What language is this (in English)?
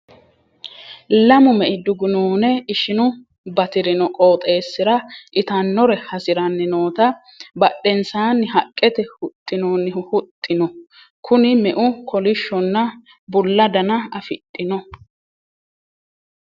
Sidamo